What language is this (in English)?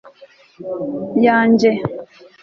Kinyarwanda